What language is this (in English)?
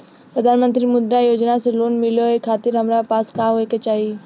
Bhojpuri